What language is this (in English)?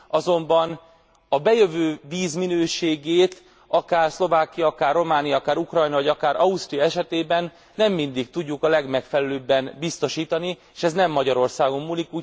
Hungarian